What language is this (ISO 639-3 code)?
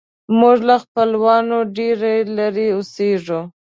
pus